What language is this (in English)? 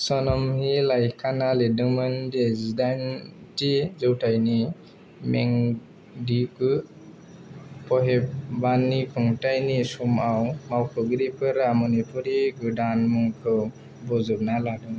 Bodo